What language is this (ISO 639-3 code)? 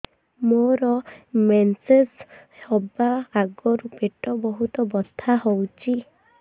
ori